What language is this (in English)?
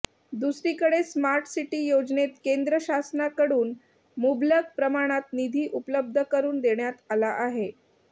Marathi